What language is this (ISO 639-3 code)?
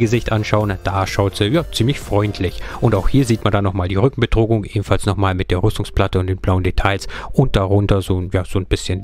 deu